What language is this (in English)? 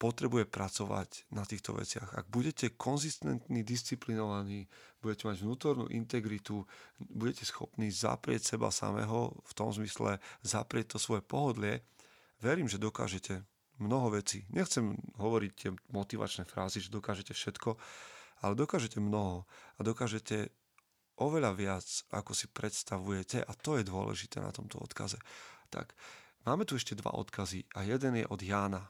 Slovak